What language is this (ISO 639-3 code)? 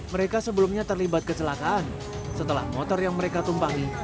ind